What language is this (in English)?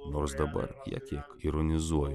Lithuanian